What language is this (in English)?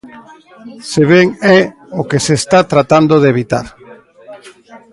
Galician